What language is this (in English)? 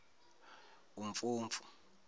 Zulu